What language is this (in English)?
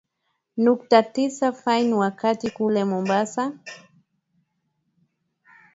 Swahili